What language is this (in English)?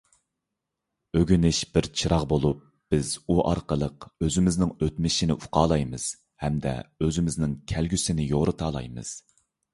Uyghur